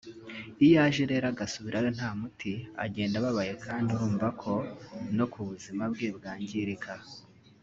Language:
Kinyarwanda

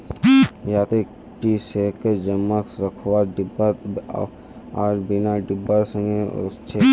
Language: Magahi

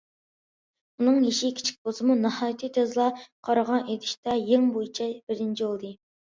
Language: Uyghur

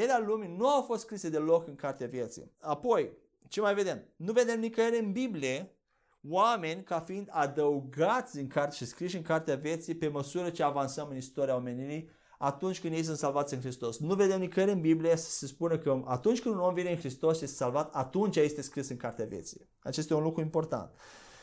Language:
Romanian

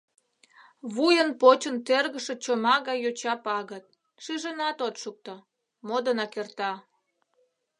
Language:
Mari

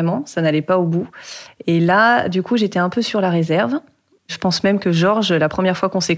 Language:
French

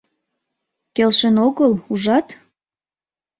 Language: Mari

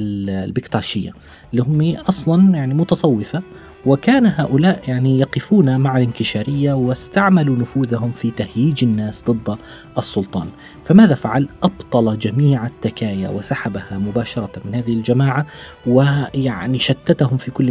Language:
Arabic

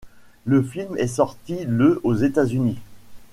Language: French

